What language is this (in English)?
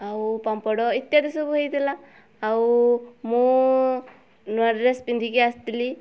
Odia